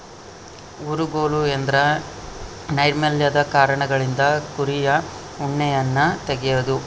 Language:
Kannada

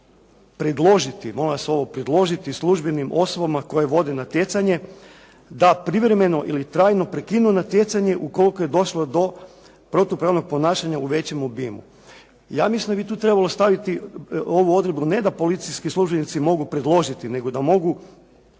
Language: Croatian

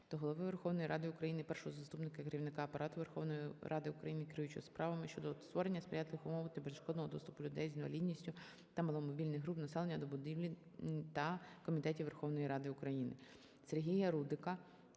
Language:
Ukrainian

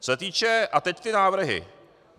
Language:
Czech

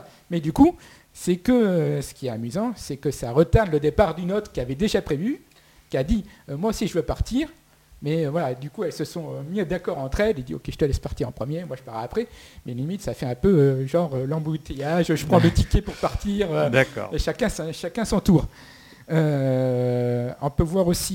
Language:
French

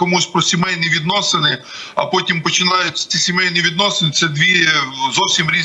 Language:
Ukrainian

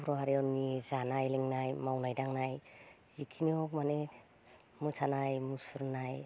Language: Bodo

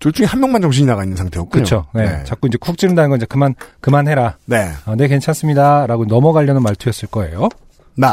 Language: Korean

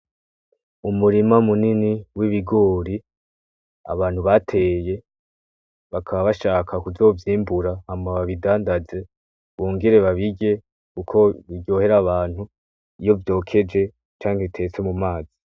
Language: Rundi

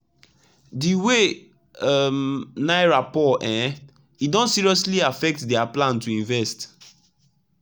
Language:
Nigerian Pidgin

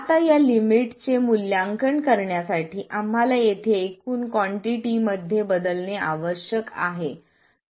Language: Marathi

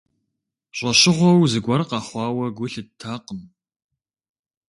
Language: Kabardian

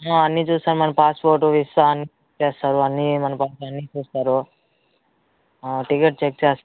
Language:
Telugu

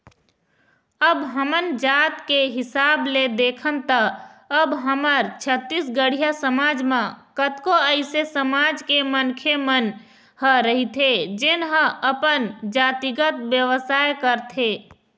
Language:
Chhattisgarhi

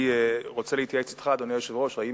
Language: Hebrew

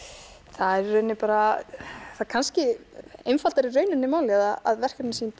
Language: Icelandic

